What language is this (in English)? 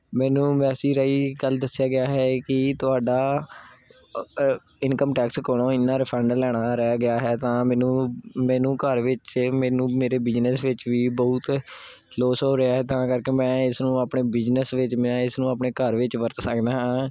Punjabi